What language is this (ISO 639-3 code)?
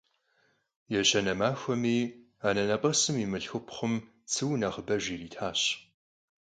kbd